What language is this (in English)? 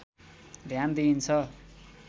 Nepali